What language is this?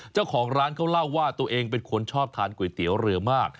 Thai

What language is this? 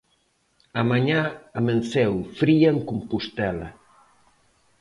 Galician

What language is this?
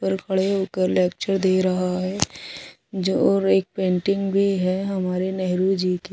Hindi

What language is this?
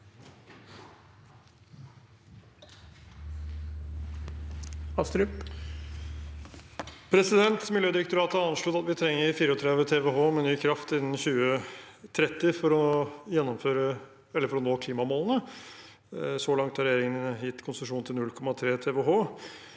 Norwegian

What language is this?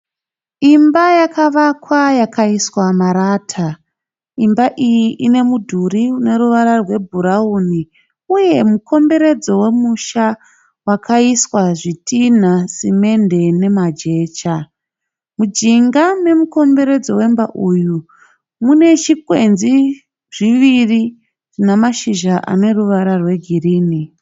Shona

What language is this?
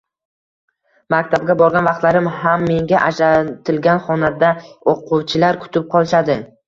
Uzbek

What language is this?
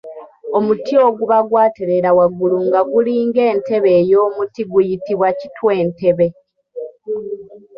Ganda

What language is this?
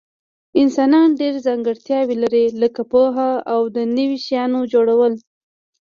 Pashto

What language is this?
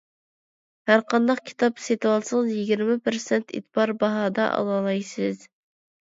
Uyghur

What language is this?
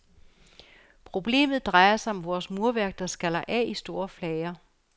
Danish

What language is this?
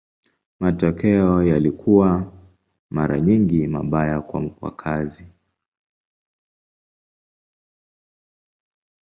Swahili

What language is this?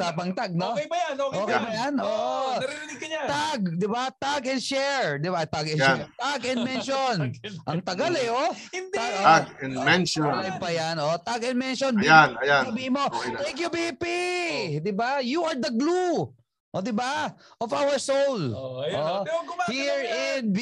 Filipino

